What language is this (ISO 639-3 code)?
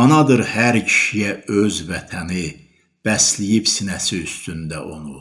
tur